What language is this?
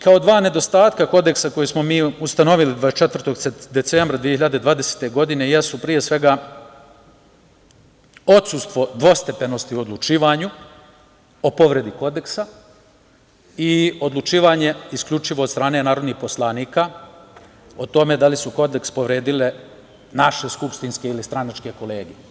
Serbian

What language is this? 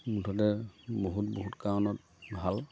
Assamese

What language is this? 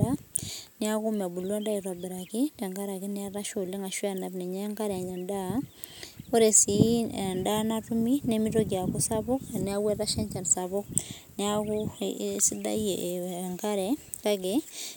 Masai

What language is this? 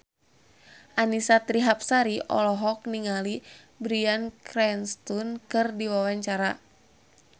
Sundanese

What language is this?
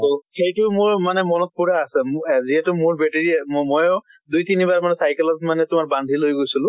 Assamese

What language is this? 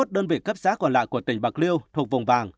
Vietnamese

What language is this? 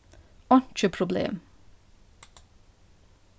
Faroese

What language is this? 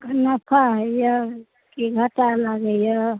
Maithili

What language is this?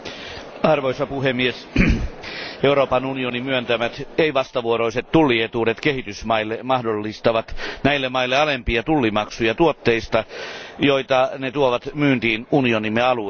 Finnish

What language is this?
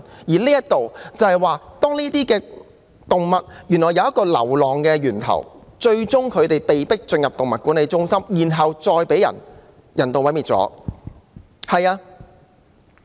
Cantonese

